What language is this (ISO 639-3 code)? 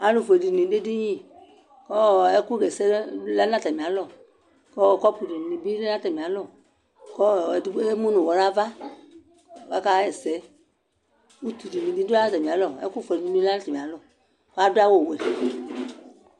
kpo